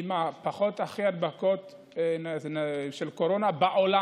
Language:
Hebrew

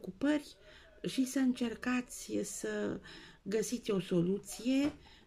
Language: Romanian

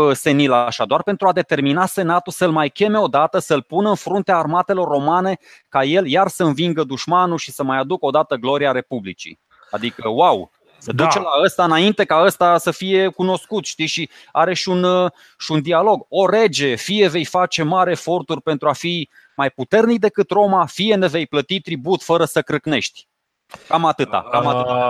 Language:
Romanian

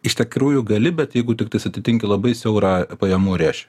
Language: Lithuanian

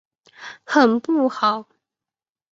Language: Chinese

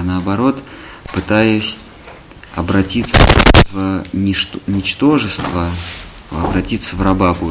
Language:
Russian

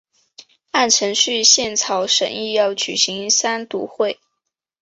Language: Chinese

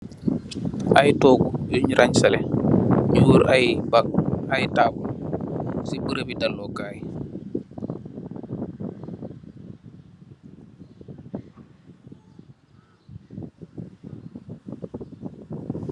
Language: Wolof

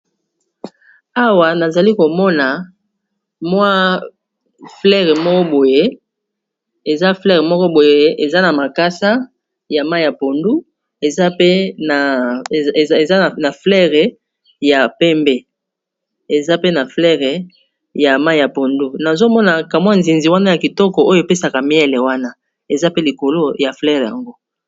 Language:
Lingala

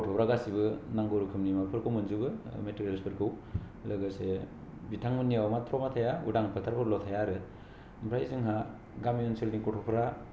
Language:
Bodo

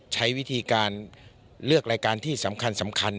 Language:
Thai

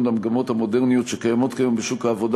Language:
Hebrew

